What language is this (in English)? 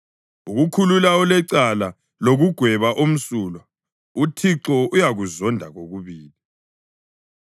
North Ndebele